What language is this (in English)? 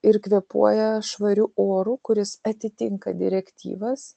Lithuanian